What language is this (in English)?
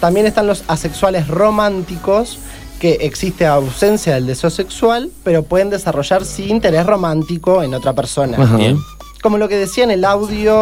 Spanish